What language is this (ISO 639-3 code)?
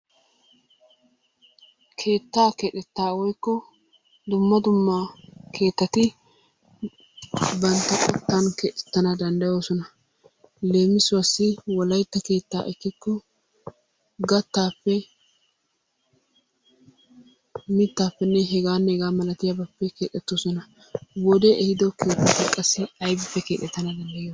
wal